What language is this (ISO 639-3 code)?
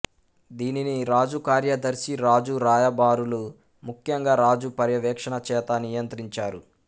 tel